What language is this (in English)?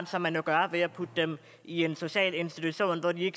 Danish